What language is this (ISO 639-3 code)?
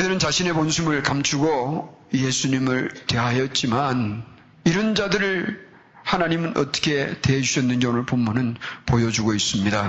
kor